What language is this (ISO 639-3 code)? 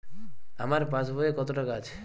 ben